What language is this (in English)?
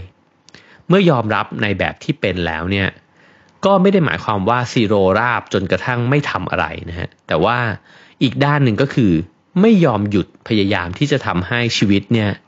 Thai